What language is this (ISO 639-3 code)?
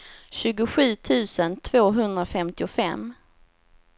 swe